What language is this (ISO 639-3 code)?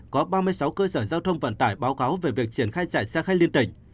vie